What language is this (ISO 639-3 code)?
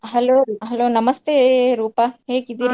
kan